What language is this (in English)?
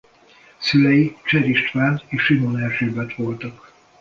Hungarian